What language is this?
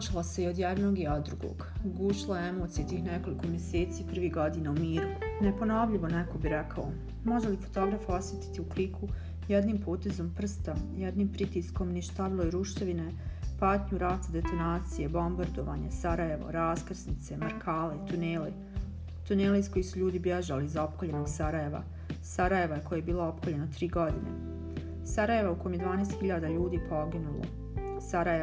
Croatian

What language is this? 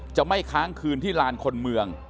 Thai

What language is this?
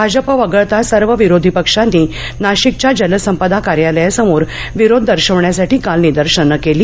Marathi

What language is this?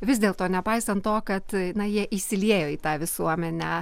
Lithuanian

